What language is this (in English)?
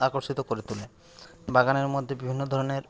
Bangla